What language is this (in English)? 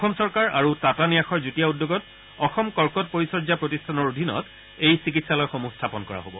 Assamese